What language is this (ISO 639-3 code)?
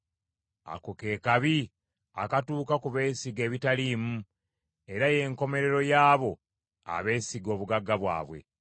lug